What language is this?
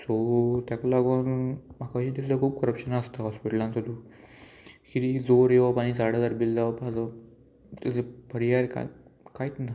Konkani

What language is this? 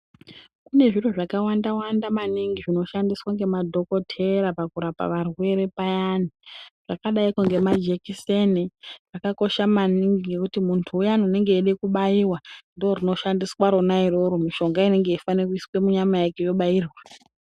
Ndau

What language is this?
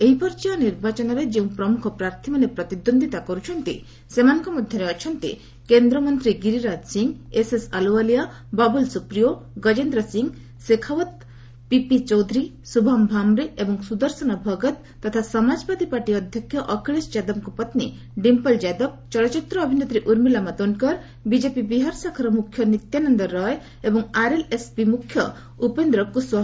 Odia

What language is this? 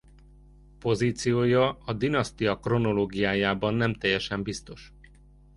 Hungarian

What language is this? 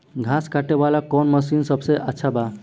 Bhojpuri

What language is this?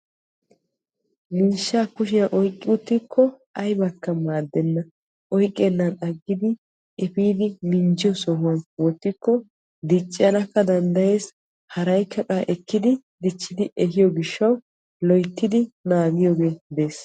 Wolaytta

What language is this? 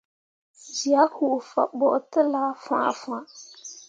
Mundang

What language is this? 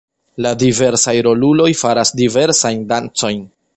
Esperanto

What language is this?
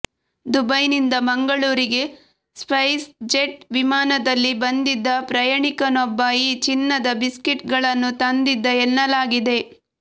Kannada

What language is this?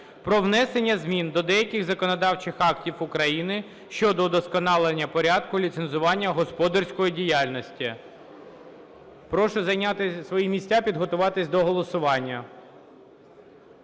Ukrainian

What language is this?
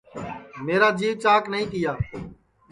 Sansi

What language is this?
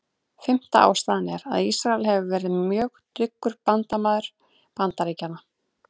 Icelandic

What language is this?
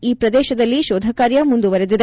Kannada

